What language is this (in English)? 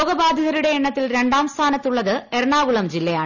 Malayalam